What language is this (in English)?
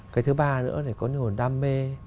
Vietnamese